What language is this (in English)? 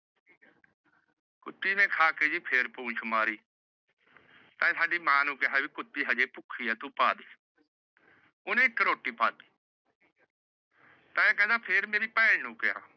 Punjabi